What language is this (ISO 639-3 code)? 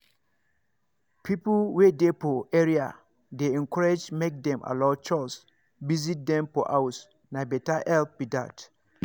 pcm